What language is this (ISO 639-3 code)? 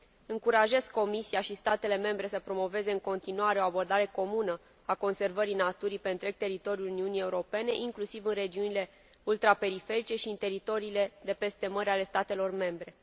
ron